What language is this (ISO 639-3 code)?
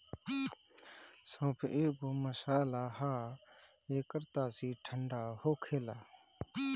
bho